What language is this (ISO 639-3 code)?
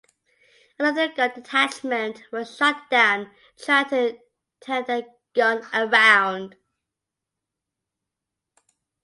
eng